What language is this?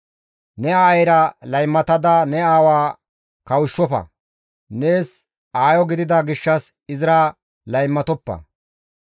Gamo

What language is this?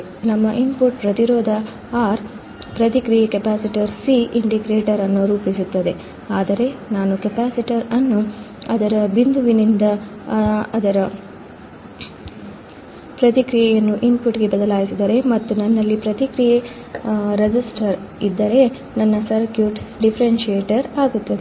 Kannada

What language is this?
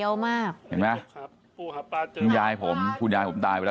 Thai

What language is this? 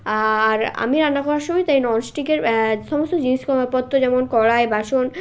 Bangla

